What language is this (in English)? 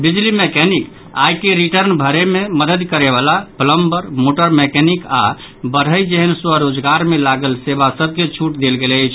Maithili